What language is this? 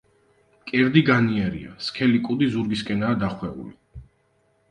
Georgian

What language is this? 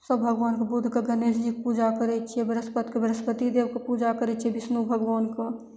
Maithili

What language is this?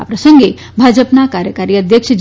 Gujarati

